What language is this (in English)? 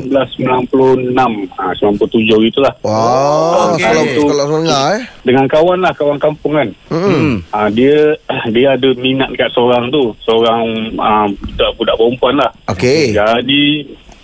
Malay